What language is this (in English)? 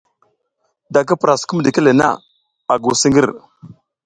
South Giziga